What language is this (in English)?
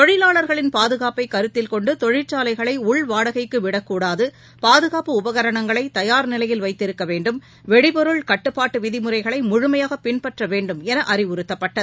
Tamil